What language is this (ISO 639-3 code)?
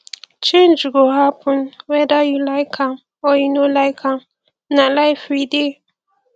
pcm